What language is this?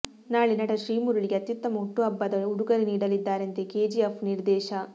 Kannada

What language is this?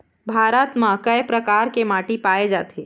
Chhattisgarhi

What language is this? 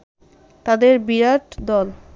Bangla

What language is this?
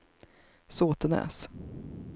Swedish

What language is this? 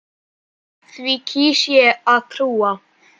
Icelandic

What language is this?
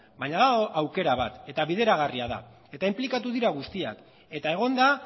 Basque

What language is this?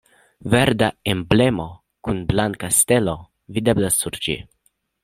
Esperanto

